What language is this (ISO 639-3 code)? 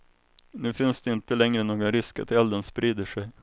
swe